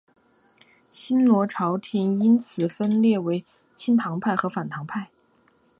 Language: Chinese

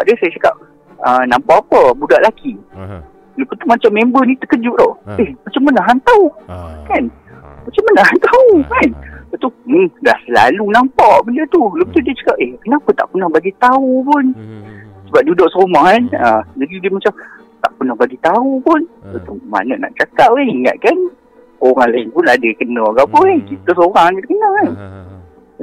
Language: Malay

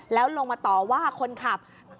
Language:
Thai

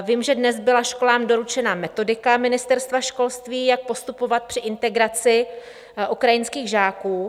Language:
Czech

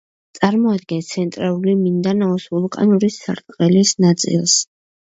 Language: Georgian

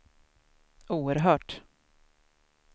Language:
Swedish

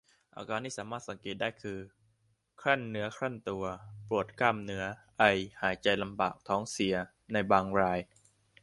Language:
Thai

